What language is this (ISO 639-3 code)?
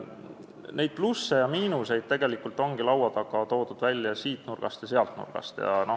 est